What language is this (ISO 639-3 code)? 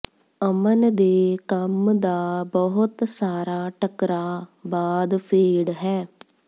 pan